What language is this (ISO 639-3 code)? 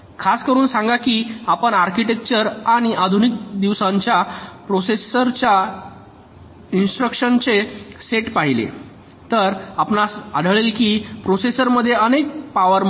mar